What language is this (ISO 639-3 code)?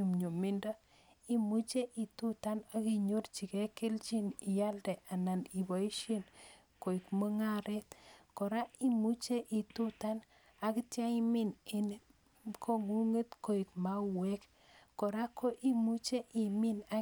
kln